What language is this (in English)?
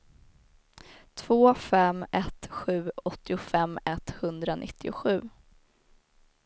Swedish